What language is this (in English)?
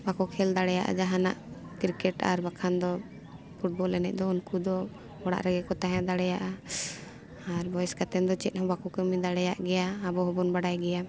Santali